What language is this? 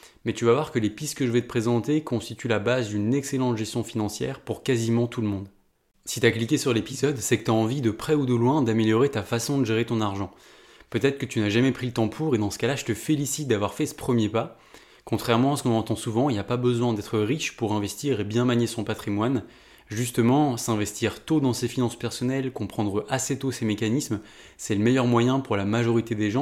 French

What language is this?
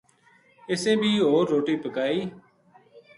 Gujari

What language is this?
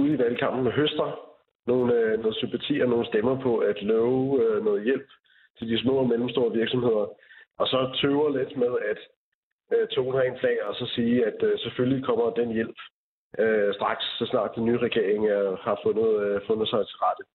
Danish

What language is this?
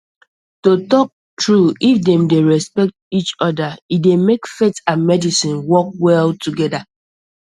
Nigerian Pidgin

